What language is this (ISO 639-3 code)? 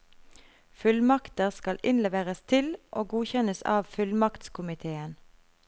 nor